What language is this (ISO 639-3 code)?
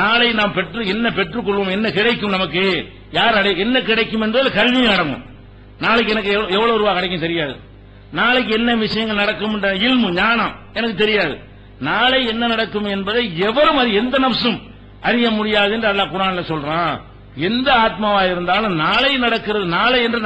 ara